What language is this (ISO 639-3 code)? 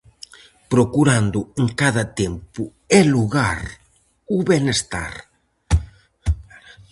glg